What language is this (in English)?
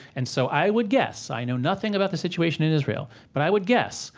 English